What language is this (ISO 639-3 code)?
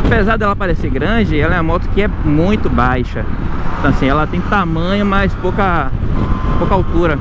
por